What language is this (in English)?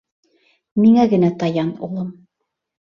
Bashkir